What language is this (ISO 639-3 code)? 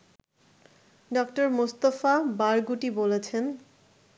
ben